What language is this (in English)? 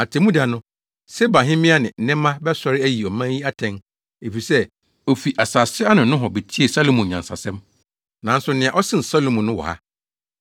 Akan